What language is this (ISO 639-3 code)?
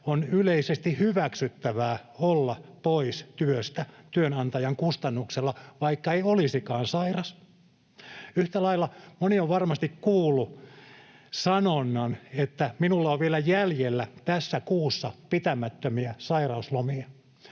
fin